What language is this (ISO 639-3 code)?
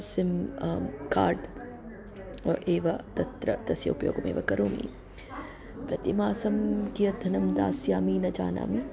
san